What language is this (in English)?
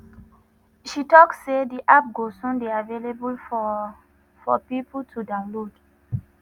Nigerian Pidgin